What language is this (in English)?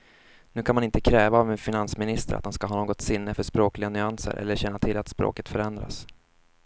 Swedish